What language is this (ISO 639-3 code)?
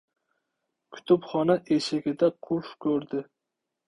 uzb